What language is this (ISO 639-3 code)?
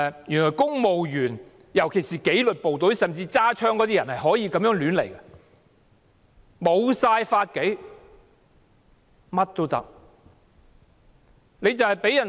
yue